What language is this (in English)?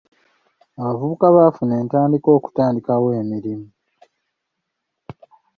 Ganda